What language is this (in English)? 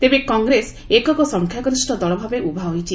Odia